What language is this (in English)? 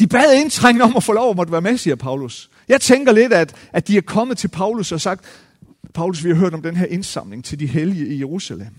Danish